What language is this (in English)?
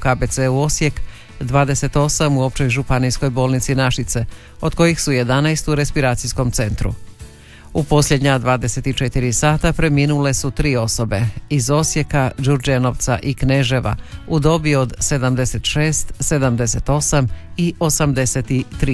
Croatian